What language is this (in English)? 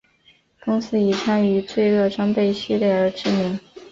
Chinese